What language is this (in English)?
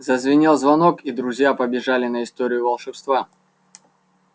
Russian